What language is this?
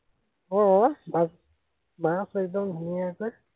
Assamese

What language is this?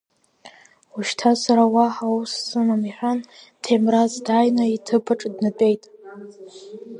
Abkhazian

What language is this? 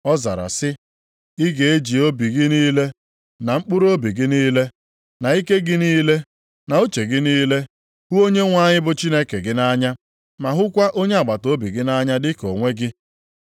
Igbo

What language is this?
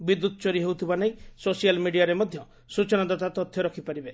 Odia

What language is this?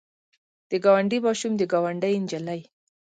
Pashto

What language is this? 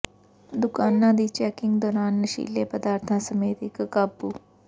Punjabi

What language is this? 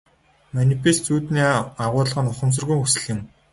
Mongolian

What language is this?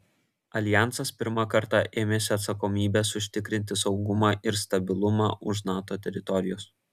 Lithuanian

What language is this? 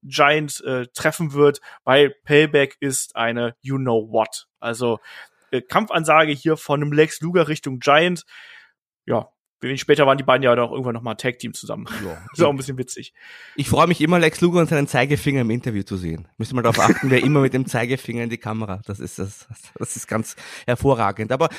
German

